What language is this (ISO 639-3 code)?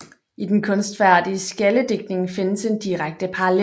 dan